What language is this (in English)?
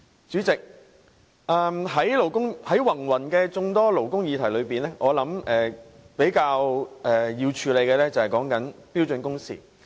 Cantonese